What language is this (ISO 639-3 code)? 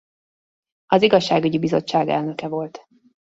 hun